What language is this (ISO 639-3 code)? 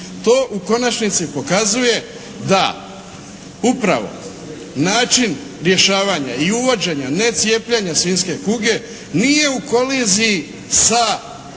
hrv